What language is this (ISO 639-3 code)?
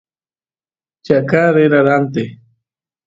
qus